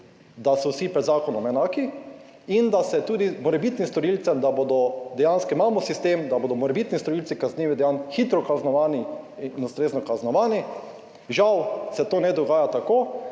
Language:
Slovenian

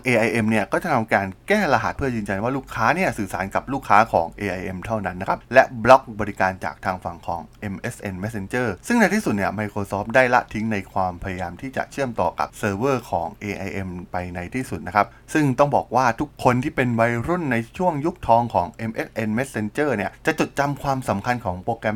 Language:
Thai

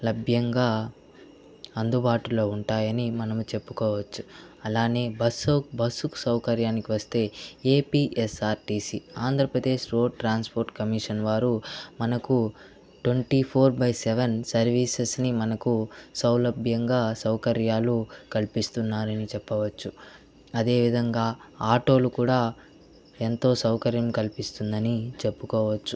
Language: Telugu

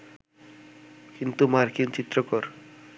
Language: Bangla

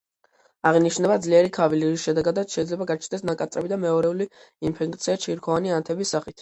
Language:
Georgian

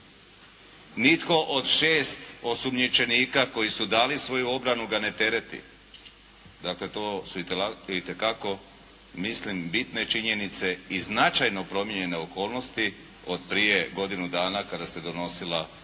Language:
Croatian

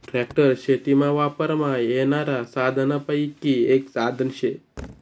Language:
Marathi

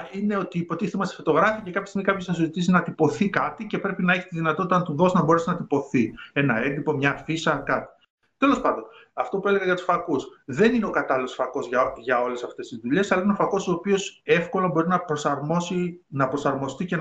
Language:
Greek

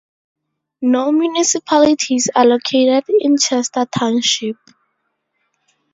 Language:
English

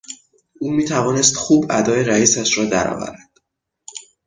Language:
Persian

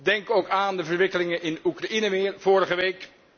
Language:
Dutch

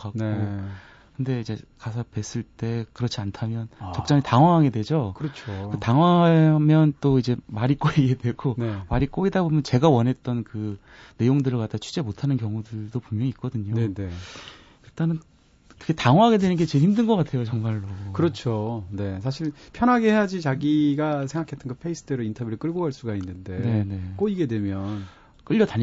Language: Korean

